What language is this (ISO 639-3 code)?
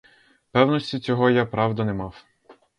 ukr